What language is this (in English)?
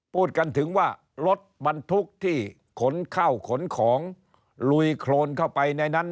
Thai